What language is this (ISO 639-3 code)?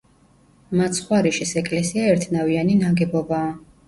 kat